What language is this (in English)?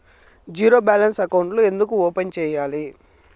Telugu